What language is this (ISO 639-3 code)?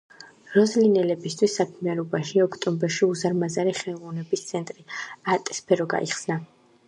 kat